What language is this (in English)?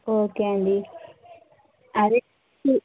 Telugu